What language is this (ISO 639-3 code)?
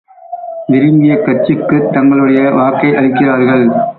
tam